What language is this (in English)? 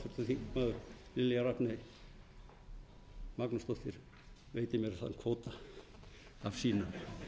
Icelandic